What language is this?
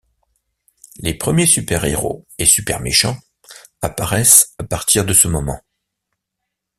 French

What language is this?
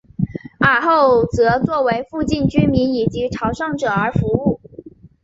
Chinese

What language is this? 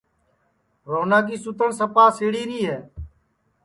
Sansi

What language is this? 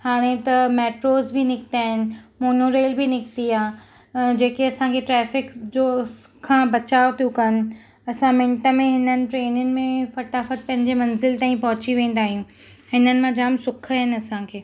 Sindhi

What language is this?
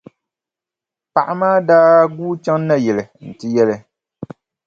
Dagbani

